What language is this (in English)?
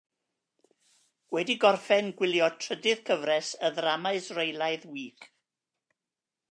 Welsh